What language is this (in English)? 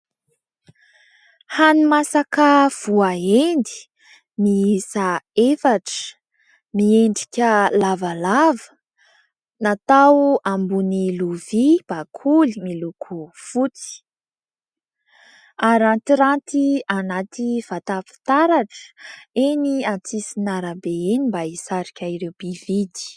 Malagasy